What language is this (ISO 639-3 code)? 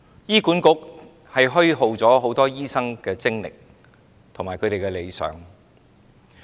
yue